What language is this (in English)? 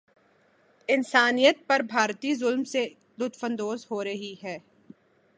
Urdu